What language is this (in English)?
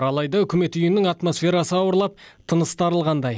Kazakh